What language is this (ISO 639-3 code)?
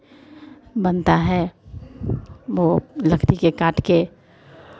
hin